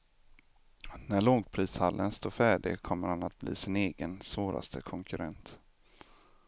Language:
Swedish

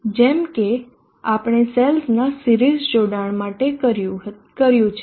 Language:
Gujarati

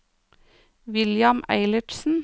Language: Norwegian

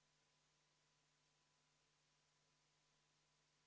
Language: Estonian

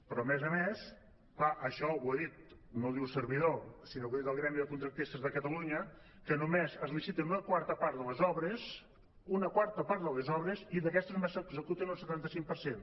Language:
Catalan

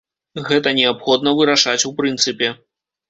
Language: Belarusian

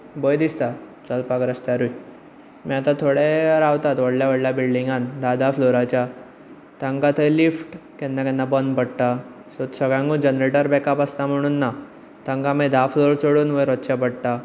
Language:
Konkani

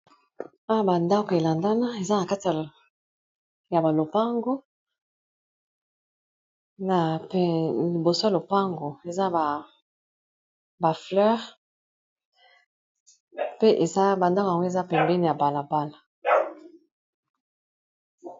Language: Lingala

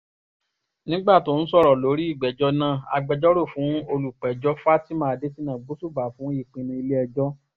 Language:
Yoruba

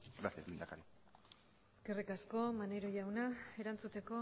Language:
Basque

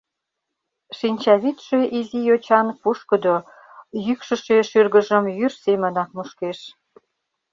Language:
Mari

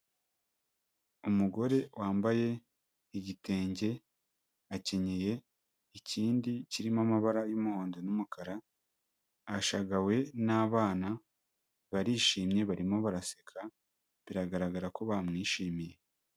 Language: Kinyarwanda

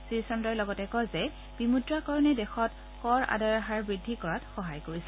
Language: Assamese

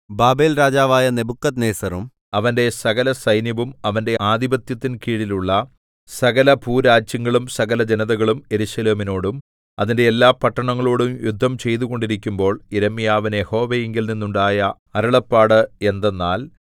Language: Malayalam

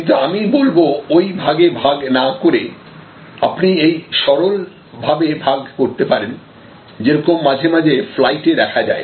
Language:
Bangla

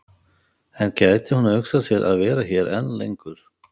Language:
Icelandic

